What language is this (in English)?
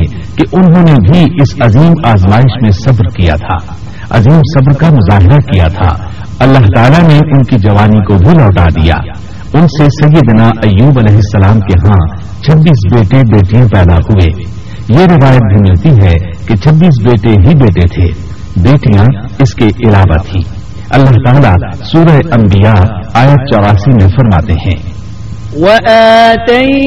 Urdu